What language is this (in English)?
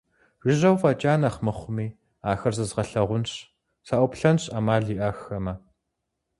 Kabardian